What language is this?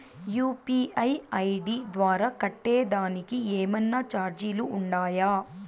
Telugu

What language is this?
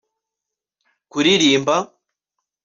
Kinyarwanda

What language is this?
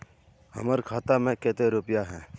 Magahi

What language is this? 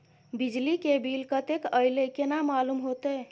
Maithili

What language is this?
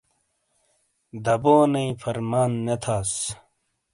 Shina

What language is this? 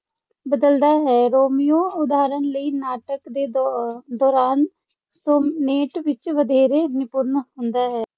Punjabi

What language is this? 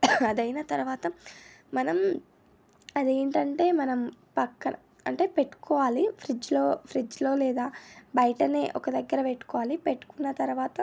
Telugu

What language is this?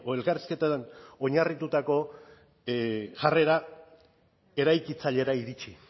Basque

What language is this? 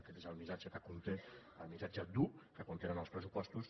Catalan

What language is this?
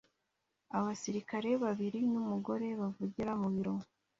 Kinyarwanda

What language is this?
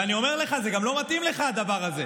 Hebrew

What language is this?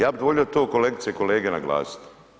Croatian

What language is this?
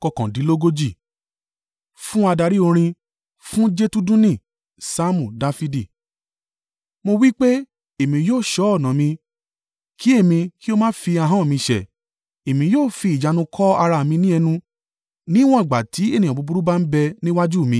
Yoruba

